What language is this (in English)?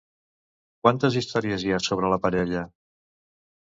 Catalan